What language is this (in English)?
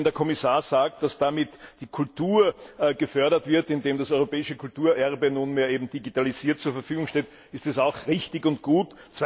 German